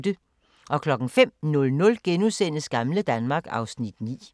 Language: Danish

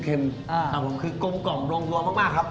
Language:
Thai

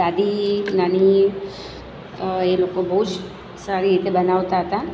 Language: Gujarati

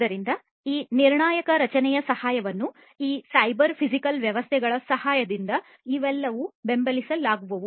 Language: Kannada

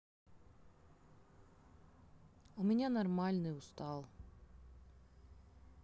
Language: Russian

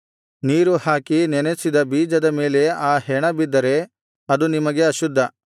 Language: Kannada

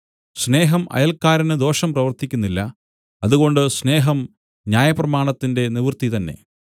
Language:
Malayalam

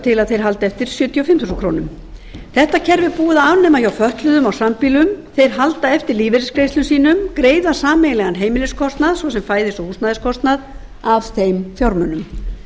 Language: Icelandic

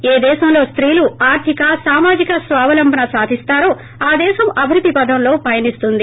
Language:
Telugu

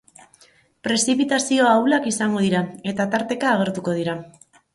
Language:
Basque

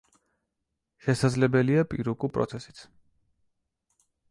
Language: Georgian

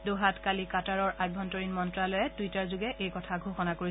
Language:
Assamese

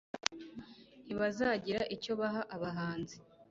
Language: Kinyarwanda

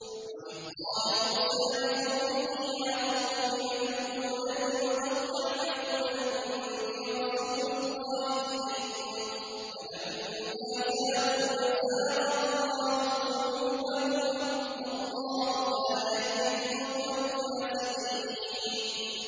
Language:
Arabic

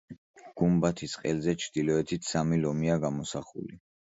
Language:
Georgian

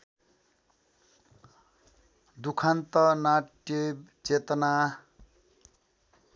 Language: Nepali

